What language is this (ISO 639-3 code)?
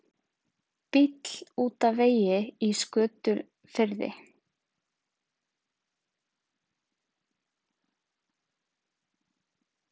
isl